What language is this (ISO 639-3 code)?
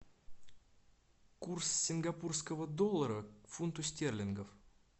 rus